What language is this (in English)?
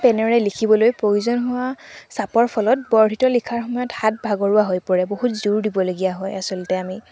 Assamese